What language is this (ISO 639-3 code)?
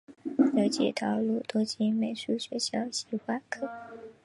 zho